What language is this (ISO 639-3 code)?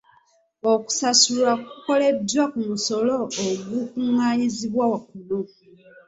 lug